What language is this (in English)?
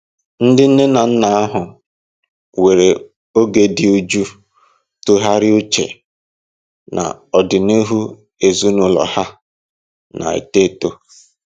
Igbo